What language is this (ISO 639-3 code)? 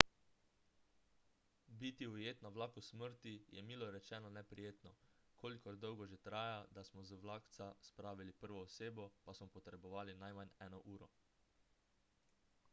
slv